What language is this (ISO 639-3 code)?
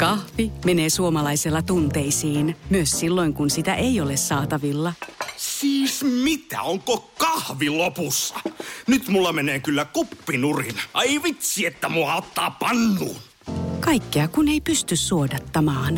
fin